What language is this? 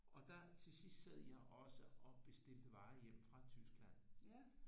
Danish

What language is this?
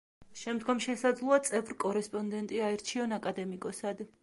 Georgian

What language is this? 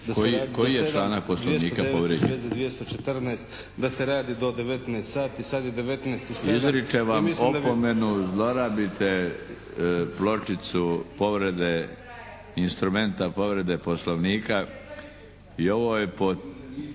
Croatian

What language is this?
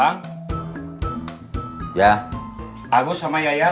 Indonesian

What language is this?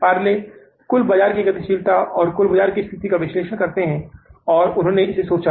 Hindi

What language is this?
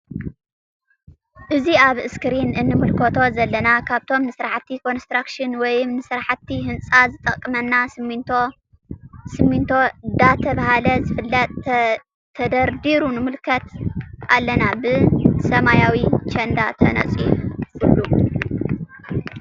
Tigrinya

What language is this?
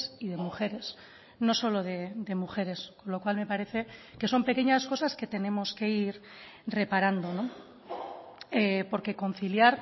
Spanish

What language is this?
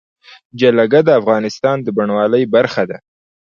Pashto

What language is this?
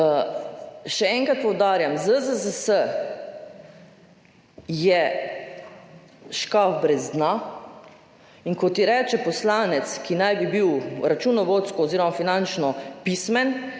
Slovenian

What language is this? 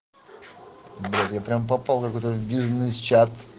Russian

